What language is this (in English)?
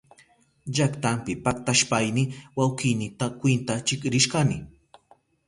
Southern Pastaza Quechua